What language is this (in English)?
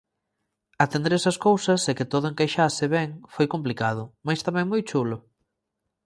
Galician